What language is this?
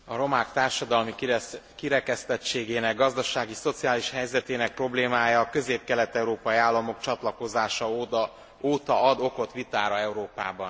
Hungarian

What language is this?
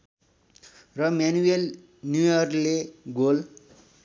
Nepali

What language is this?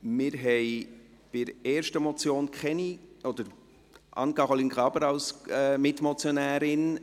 Swiss German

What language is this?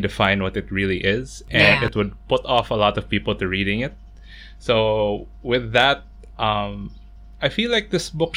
English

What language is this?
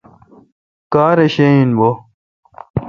Kalkoti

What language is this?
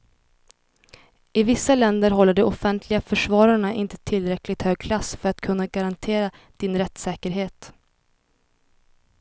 Swedish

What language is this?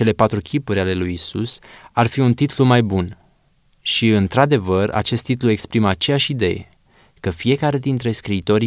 Romanian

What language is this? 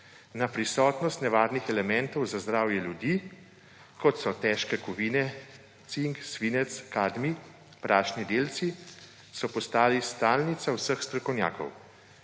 Slovenian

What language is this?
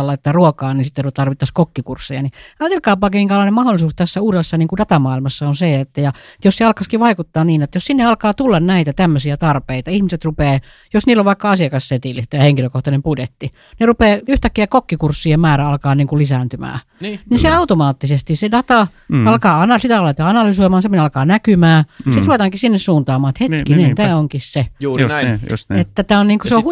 Finnish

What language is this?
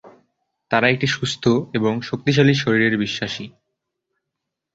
Bangla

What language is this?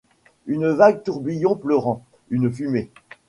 French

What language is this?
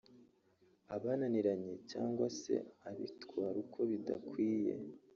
Kinyarwanda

